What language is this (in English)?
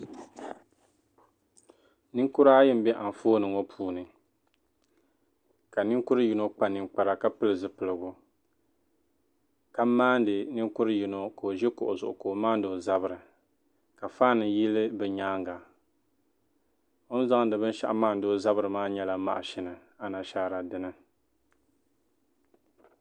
Dagbani